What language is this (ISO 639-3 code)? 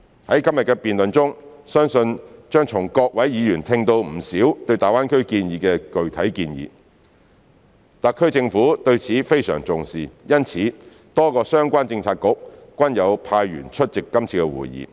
yue